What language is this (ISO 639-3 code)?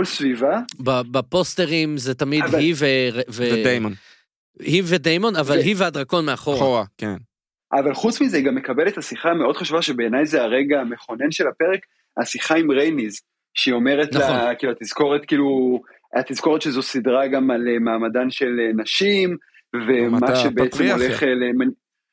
heb